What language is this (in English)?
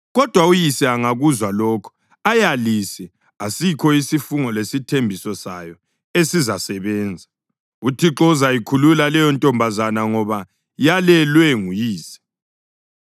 North Ndebele